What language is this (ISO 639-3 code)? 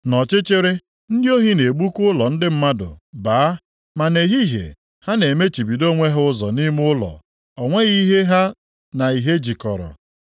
ibo